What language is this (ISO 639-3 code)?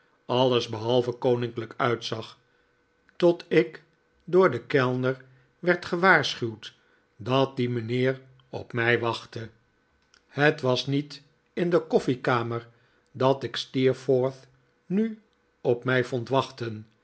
nld